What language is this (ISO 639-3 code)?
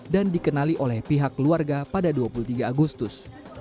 ind